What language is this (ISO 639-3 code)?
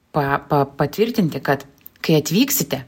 lit